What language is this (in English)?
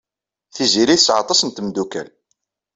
Kabyle